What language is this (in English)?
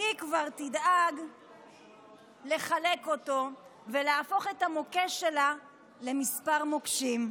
Hebrew